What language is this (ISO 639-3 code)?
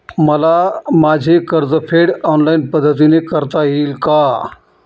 mar